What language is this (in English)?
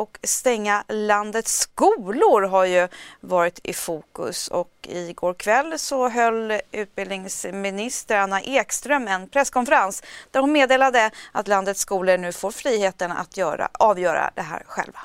Swedish